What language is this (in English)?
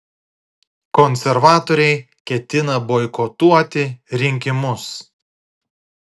Lithuanian